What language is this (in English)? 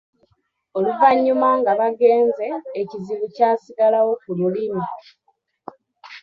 Ganda